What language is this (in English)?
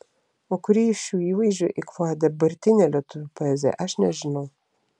Lithuanian